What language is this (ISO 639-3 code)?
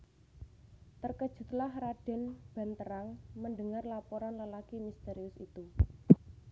jav